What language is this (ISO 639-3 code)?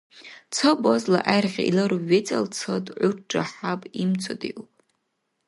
dar